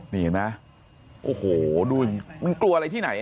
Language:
Thai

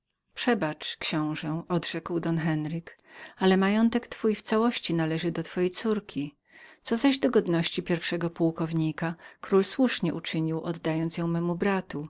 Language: Polish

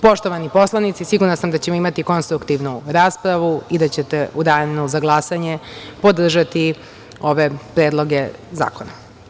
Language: Serbian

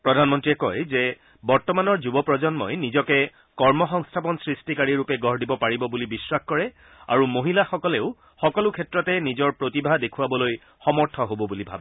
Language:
Assamese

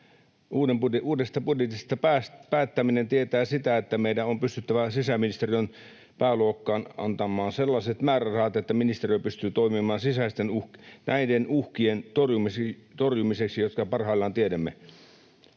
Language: Finnish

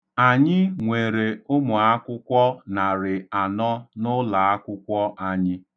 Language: Igbo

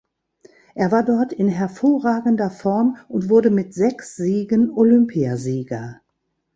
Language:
German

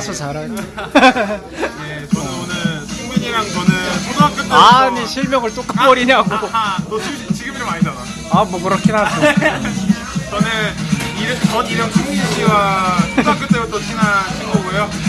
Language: Korean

